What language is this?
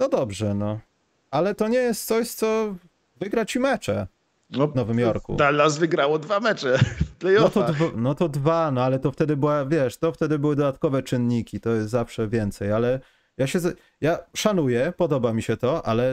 Polish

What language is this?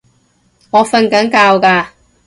Cantonese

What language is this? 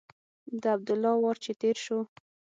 Pashto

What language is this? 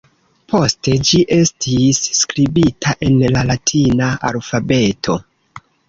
Esperanto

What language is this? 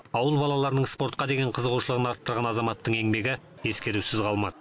Kazakh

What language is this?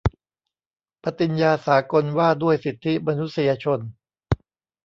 Thai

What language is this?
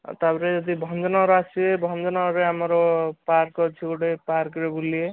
Odia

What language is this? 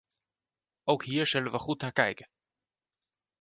Dutch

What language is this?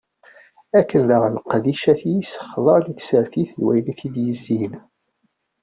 Kabyle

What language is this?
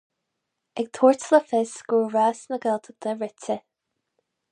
Irish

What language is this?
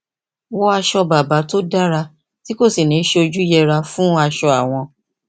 Yoruba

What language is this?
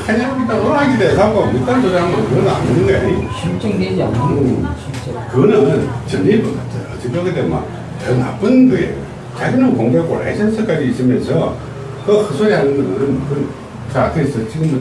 Korean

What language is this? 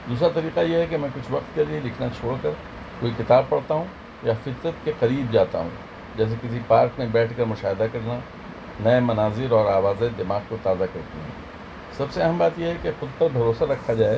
Urdu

